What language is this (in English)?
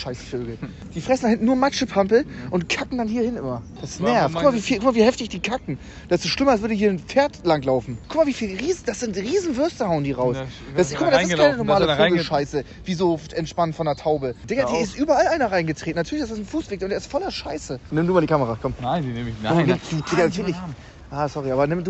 German